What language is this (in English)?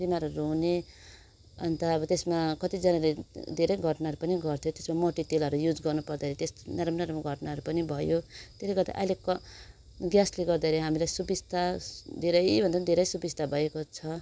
Nepali